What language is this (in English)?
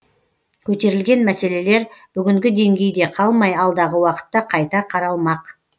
Kazakh